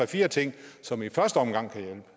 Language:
Danish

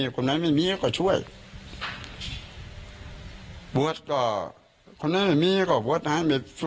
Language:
Thai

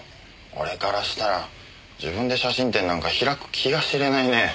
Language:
Japanese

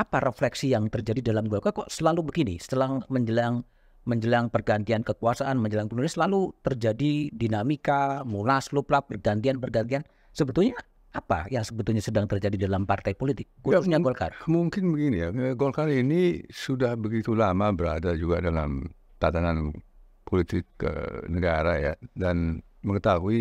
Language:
Indonesian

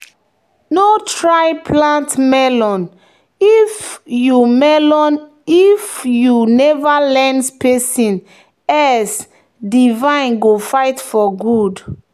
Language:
Nigerian Pidgin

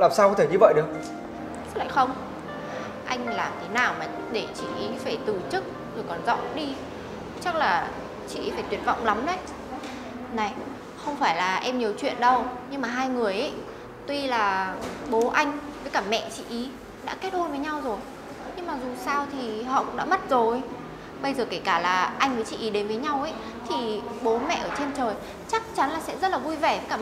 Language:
Vietnamese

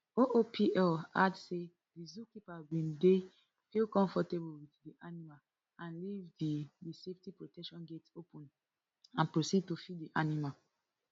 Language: Nigerian Pidgin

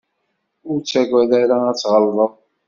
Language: Kabyle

